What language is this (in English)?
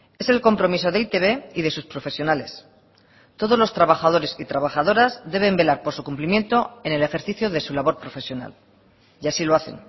Spanish